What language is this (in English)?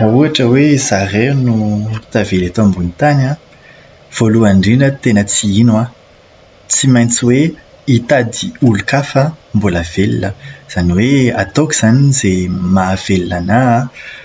Malagasy